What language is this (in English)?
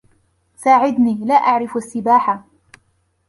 Arabic